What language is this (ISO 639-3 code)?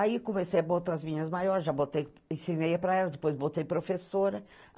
por